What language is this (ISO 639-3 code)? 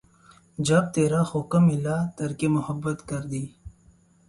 urd